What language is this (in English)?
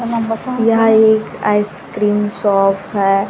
Hindi